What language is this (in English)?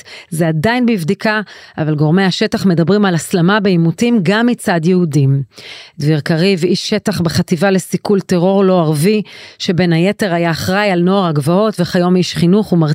Hebrew